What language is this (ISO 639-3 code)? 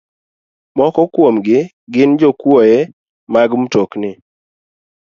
luo